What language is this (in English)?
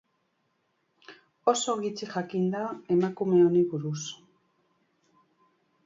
Basque